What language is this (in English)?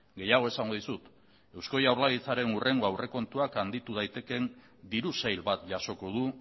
Basque